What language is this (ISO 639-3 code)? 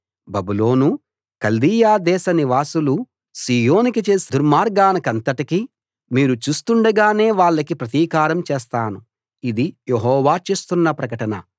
tel